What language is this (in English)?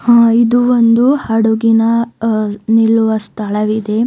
Kannada